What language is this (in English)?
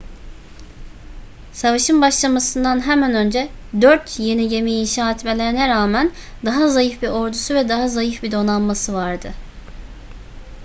Turkish